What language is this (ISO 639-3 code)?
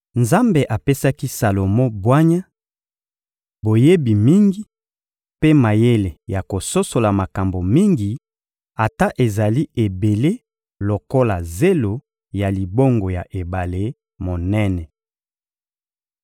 lin